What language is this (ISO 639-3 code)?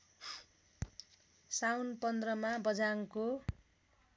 nep